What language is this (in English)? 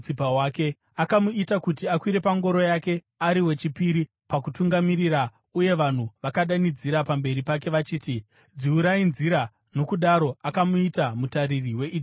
Shona